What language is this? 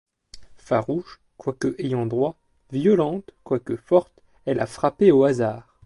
French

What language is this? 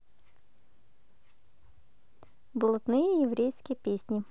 Russian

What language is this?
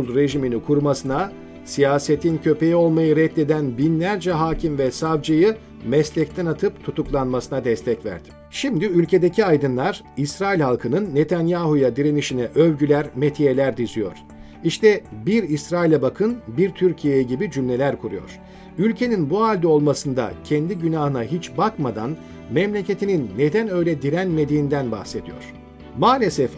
Turkish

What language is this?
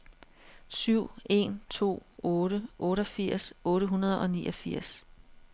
Danish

